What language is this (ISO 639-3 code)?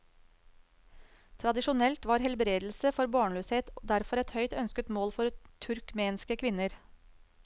nor